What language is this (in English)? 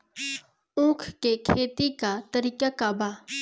Bhojpuri